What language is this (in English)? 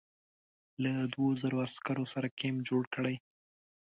Pashto